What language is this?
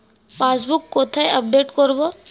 Bangla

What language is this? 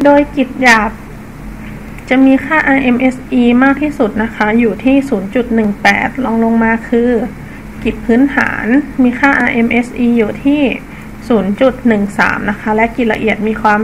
Thai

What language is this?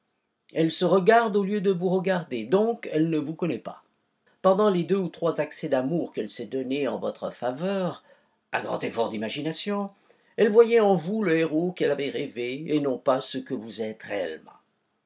French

